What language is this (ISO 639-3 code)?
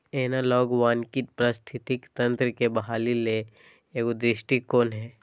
mag